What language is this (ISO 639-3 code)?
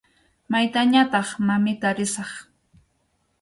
qxu